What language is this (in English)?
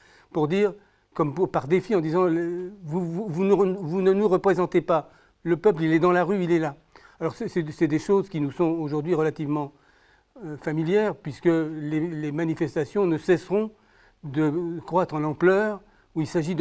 French